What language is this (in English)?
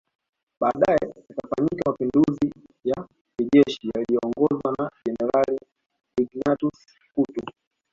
Swahili